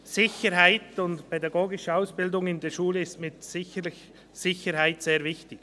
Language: Swiss German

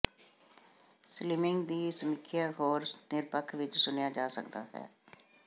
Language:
Punjabi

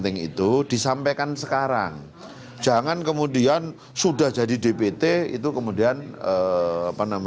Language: Indonesian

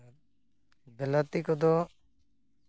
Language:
Santali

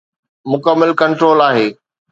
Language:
Sindhi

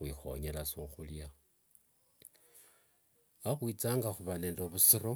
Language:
Wanga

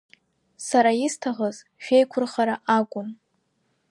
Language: Abkhazian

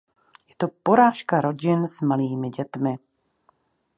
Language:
Czech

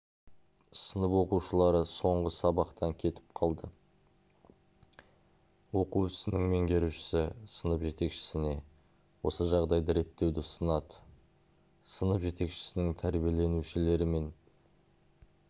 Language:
Kazakh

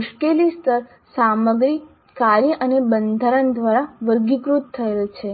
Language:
Gujarati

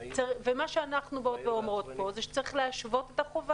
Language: Hebrew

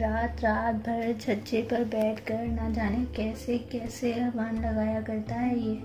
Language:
Hindi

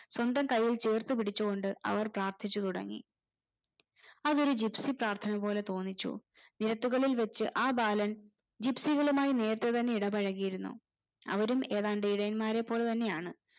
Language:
Malayalam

